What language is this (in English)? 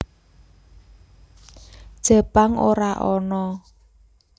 Javanese